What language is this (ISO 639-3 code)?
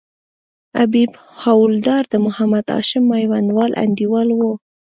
pus